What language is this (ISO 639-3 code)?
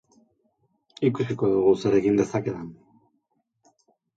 eus